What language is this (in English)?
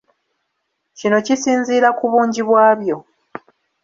Ganda